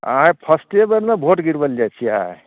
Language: Maithili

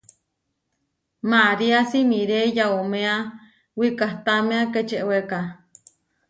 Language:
Huarijio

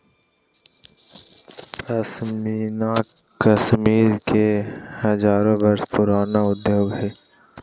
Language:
Magahi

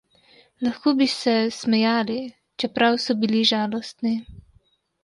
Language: Slovenian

